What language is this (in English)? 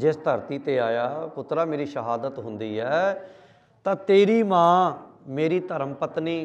Punjabi